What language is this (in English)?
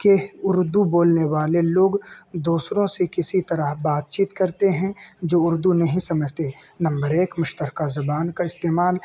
Urdu